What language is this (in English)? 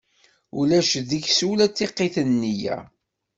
Kabyle